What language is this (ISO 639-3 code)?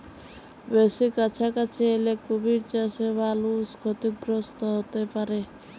ben